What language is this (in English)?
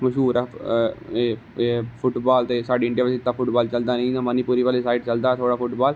Dogri